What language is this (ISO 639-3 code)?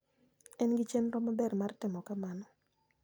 luo